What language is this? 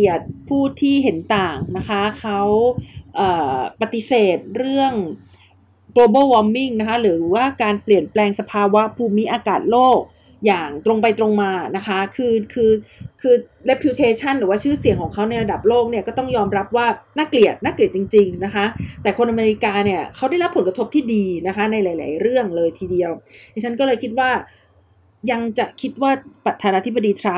Thai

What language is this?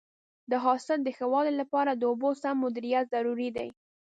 Pashto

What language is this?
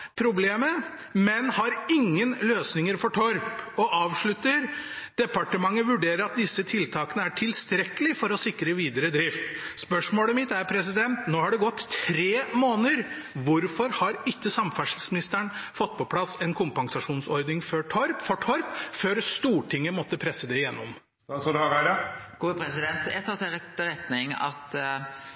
Norwegian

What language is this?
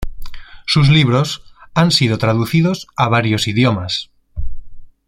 Spanish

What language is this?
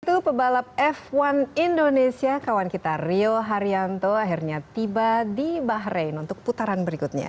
Indonesian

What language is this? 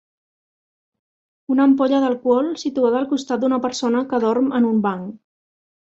Catalan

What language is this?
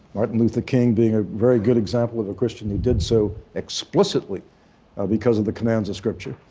English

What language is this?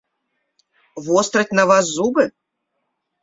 Belarusian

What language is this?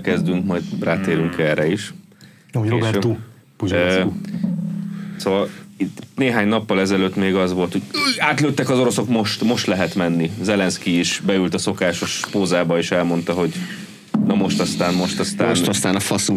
Hungarian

